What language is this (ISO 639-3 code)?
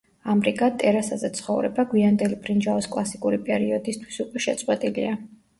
kat